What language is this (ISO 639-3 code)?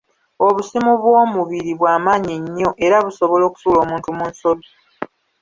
lug